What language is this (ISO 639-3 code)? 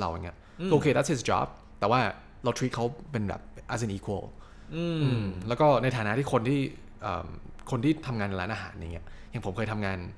tha